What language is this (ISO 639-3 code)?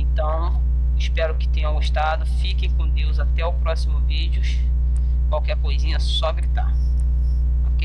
por